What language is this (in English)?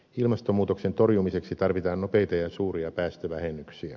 Finnish